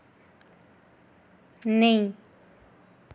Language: Dogri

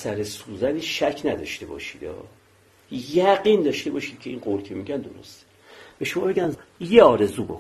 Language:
Persian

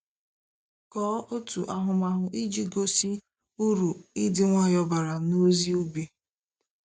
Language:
Igbo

